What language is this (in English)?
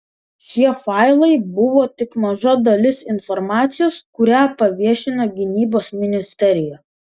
Lithuanian